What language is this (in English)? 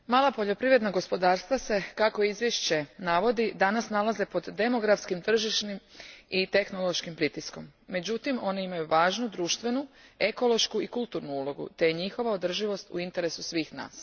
Croatian